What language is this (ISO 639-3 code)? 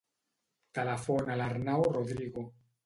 cat